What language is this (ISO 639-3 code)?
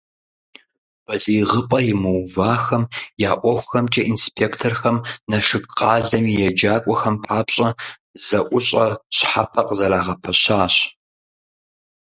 kbd